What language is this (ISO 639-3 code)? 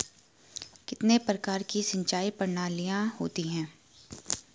hin